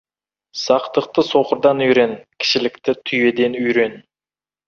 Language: Kazakh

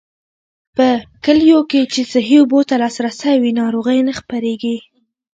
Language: Pashto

